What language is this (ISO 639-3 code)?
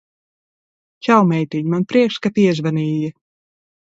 lav